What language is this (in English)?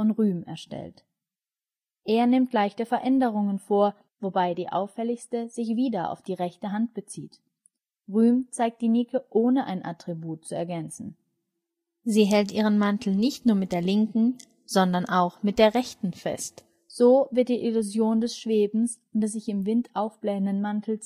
German